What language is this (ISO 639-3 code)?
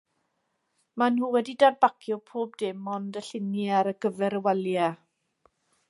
cym